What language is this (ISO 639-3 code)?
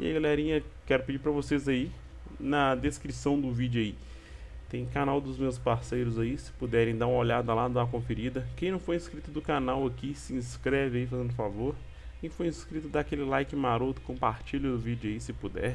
por